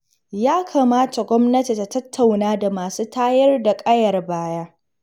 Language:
Hausa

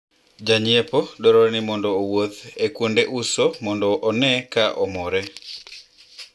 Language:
Luo (Kenya and Tanzania)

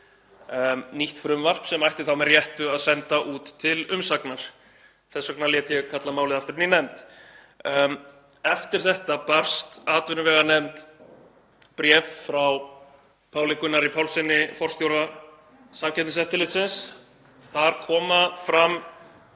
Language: Icelandic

